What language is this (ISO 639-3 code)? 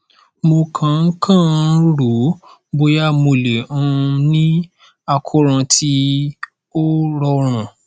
yor